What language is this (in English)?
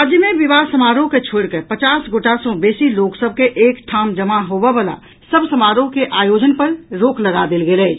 Maithili